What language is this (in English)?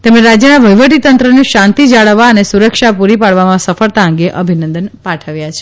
Gujarati